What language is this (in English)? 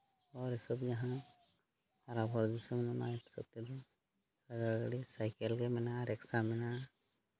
Santali